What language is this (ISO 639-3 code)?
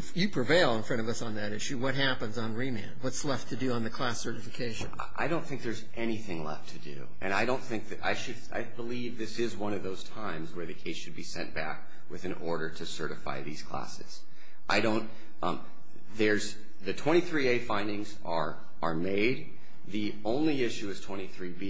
eng